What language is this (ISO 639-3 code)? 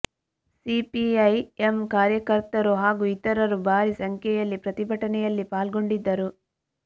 kan